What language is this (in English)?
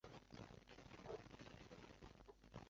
Chinese